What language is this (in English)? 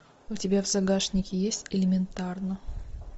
Russian